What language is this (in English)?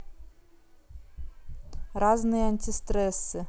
Russian